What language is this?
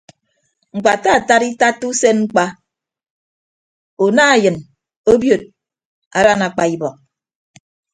Ibibio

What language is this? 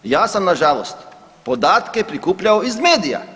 Croatian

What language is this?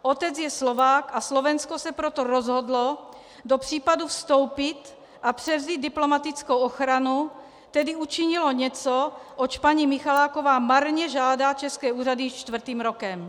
Czech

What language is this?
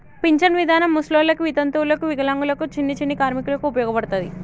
Telugu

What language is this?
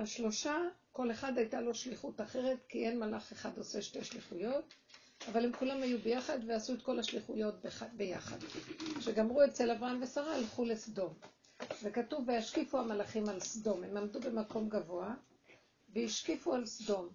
Hebrew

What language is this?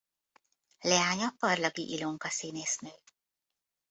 Hungarian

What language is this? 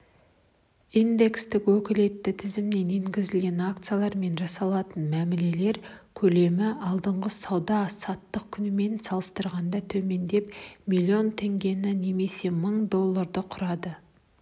Kazakh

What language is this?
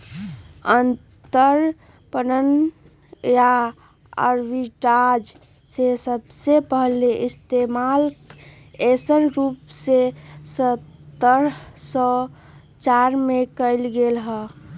Magahi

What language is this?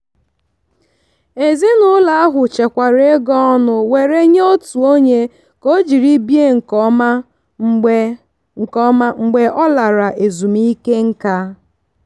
Igbo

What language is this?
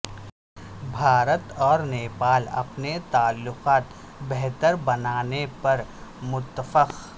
Urdu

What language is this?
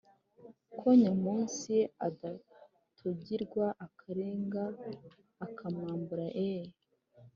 Kinyarwanda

